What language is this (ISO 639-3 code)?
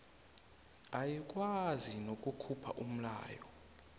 nbl